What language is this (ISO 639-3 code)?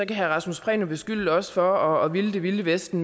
dan